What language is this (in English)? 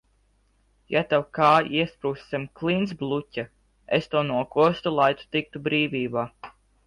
Latvian